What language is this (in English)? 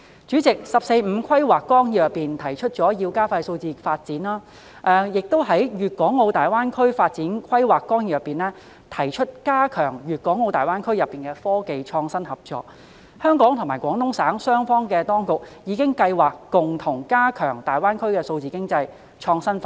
Cantonese